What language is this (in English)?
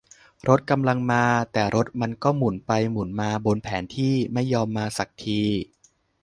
Thai